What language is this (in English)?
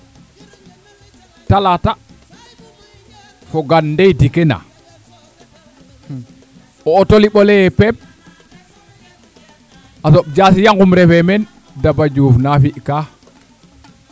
Serer